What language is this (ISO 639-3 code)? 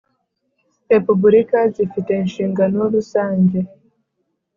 kin